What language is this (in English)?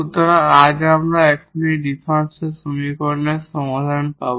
Bangla